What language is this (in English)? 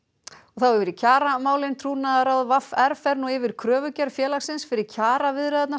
Icelandic